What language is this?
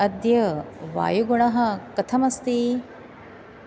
Sanskrit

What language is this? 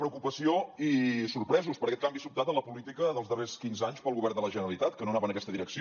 Catalan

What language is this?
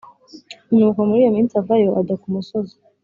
Kinyarwanda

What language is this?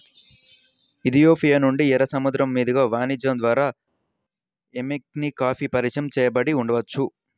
Telugu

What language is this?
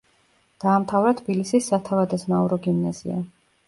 Georgian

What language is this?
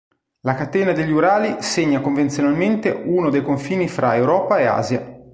Italian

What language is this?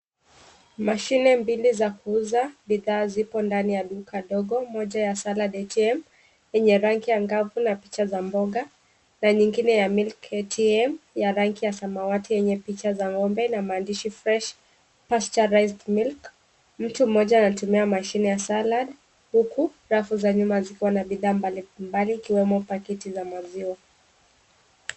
Swahili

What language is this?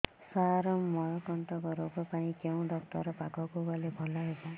Odia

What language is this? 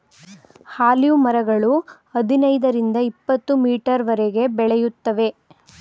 Kannada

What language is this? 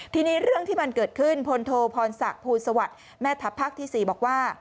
Thai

